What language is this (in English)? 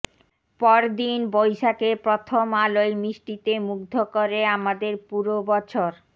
Bangla